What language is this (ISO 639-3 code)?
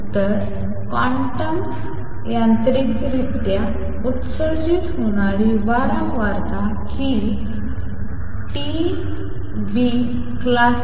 mar